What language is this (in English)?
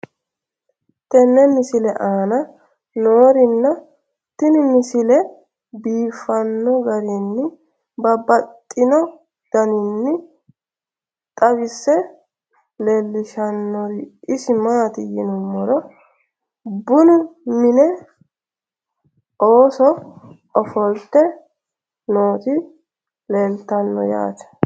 Sidamo